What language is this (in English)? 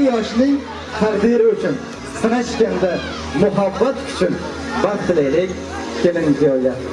Turkish